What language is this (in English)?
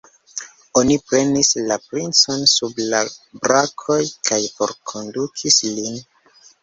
Esperanto